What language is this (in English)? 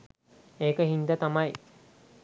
Sinhala